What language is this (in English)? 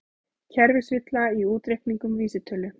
Icelandic